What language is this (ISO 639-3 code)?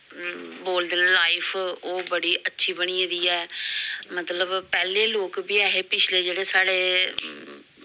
doi